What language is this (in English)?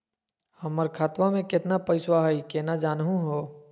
Magahi